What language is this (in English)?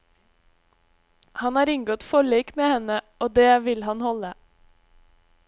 Norwegian